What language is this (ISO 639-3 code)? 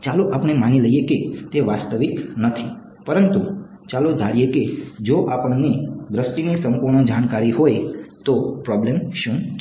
guj